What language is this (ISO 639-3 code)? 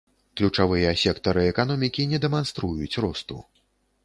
bel